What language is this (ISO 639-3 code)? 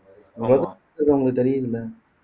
tam